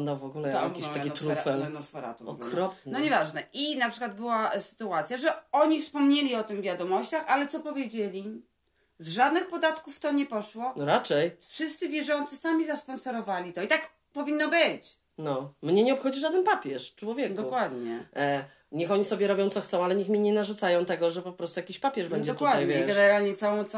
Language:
Polish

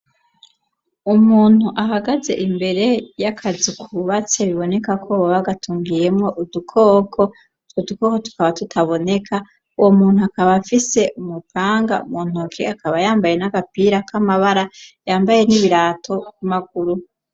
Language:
Rundi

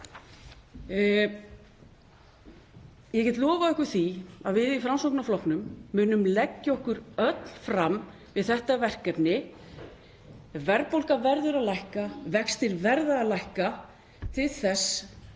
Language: Icelandic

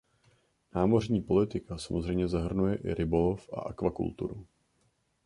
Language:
Czech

